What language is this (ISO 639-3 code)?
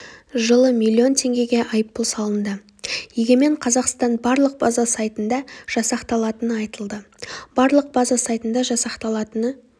kaz